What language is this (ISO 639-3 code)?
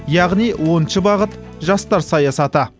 kaz